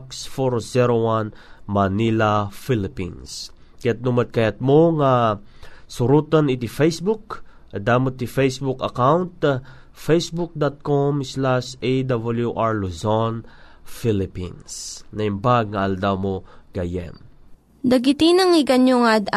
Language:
Filipino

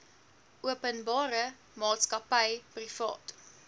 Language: Afrikaans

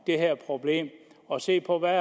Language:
Danish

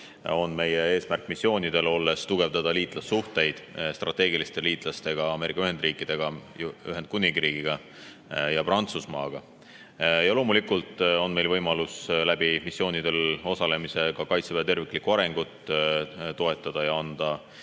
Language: Estonian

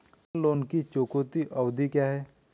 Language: Hindi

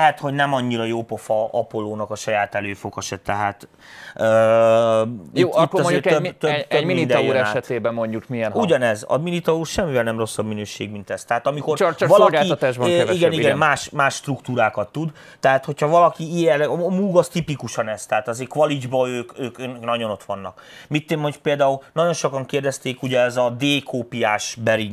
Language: Hungarian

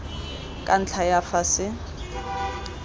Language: Tswana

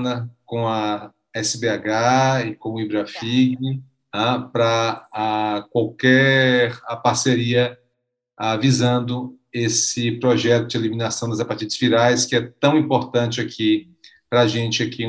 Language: Portuguese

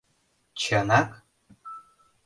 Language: Mari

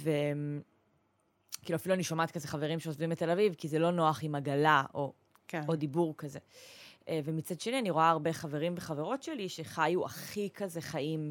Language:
Hebrew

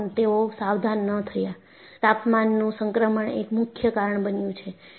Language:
Gujarati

